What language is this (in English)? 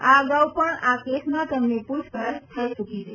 Gujarati